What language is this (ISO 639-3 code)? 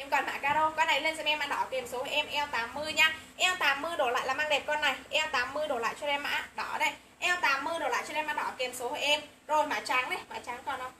vie